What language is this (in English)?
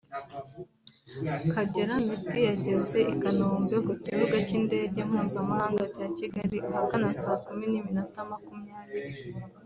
Kinyarwanda